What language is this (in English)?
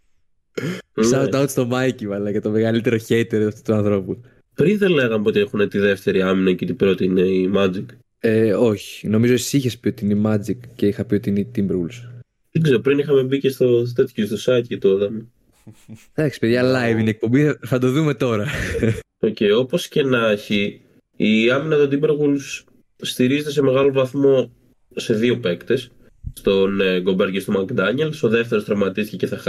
Greek